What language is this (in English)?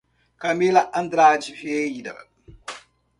Portuguese